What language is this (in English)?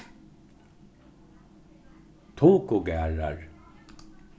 Faroese